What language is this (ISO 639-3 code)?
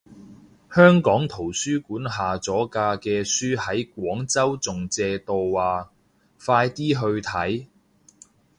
yue